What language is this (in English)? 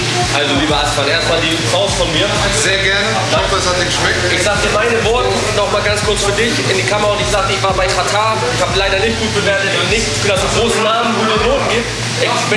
German